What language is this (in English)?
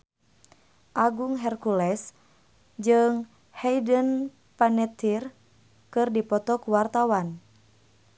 Sundanese